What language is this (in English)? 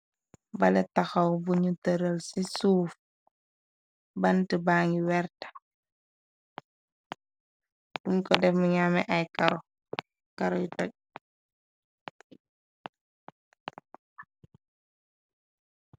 Wolof